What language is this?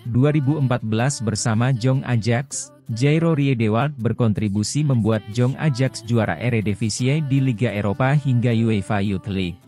Indonesian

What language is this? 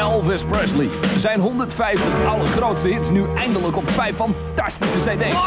Dutch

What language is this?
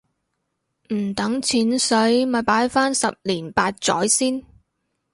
Cantonese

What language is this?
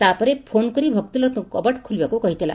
Odia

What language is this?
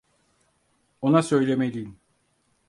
Turkish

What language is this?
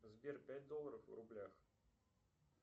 Russian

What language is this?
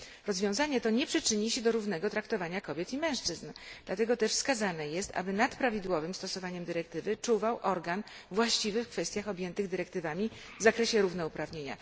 Polish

